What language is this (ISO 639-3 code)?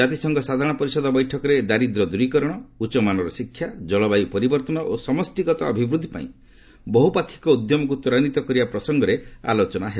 ori